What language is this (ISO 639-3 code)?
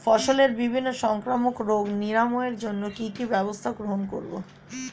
ben